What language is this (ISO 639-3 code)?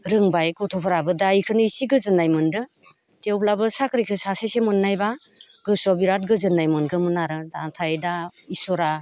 brx